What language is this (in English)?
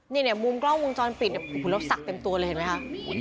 Thai